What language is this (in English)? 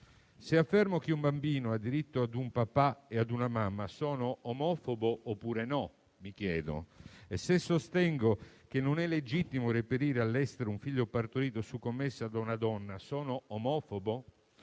Italian